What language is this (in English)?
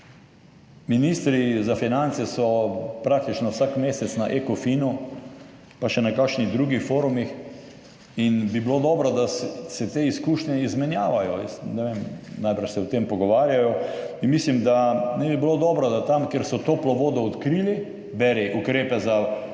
Slovenian